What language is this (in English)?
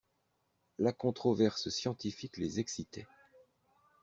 French